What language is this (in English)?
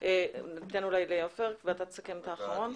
Hebrew